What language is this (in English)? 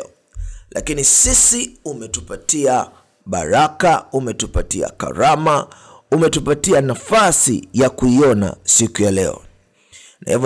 Swahili